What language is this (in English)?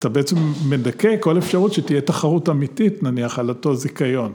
Hebrew